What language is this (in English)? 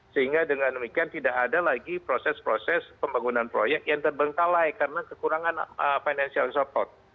Indonesian